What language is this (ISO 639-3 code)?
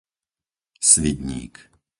slk